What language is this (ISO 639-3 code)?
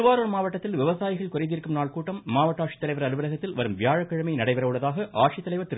tam